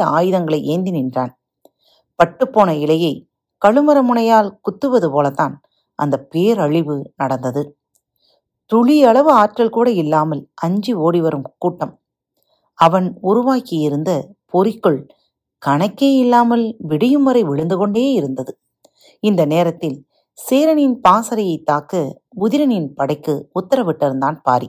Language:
Tamil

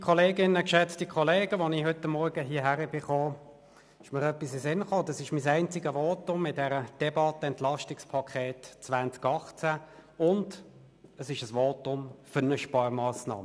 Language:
Swiss German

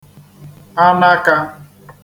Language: Igbo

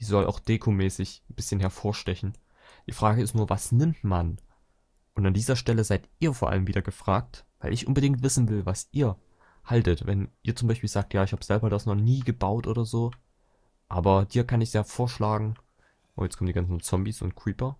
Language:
German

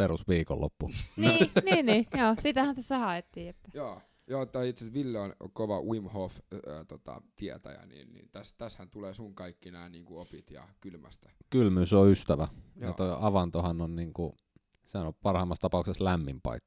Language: Finnish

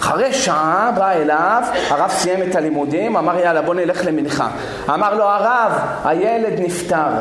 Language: Hebrew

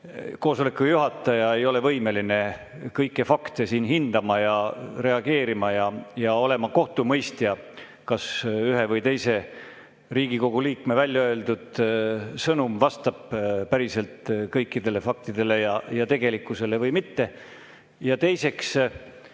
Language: Estonian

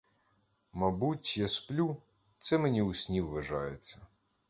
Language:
Ukrainian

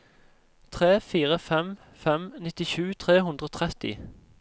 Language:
Norwegian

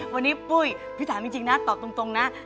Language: Thai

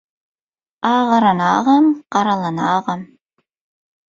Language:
Turkmen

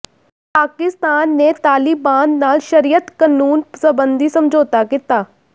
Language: Punjabi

